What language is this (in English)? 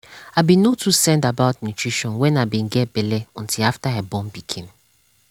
Nigerian Pidgin